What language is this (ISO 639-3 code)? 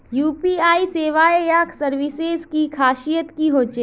mag